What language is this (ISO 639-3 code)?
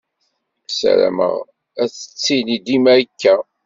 kab